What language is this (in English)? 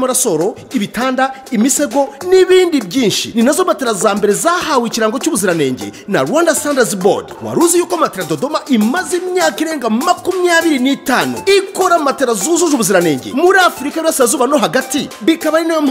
Romanian